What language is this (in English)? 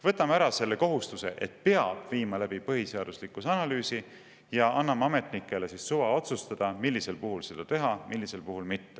Estonian